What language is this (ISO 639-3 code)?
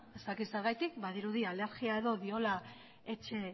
eus